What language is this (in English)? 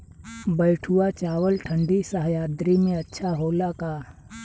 Bhojpuri